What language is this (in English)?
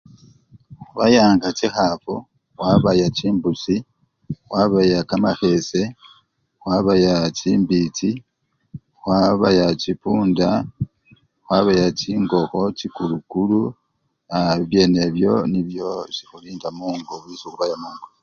Luyia